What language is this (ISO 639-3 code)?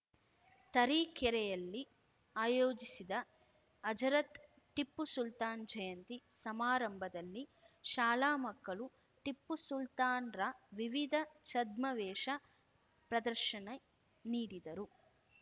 kan